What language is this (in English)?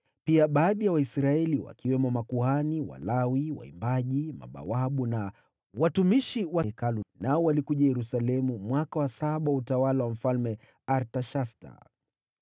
Swahili